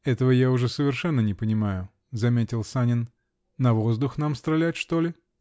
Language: Russian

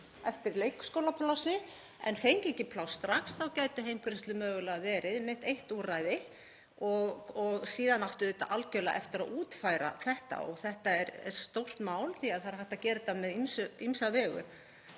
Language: Icelandic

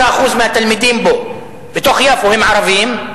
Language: Hebrew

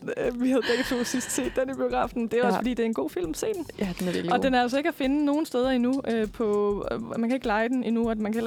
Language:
Danish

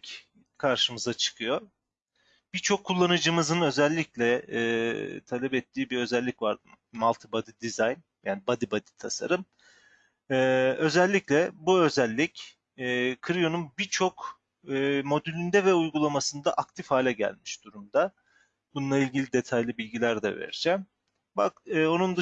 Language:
Turkish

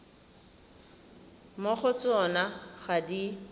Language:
Tswana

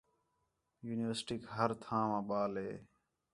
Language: Khetrani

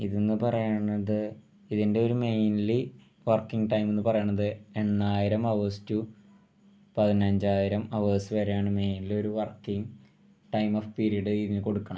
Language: Malayalam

